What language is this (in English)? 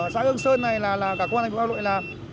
Vietnamese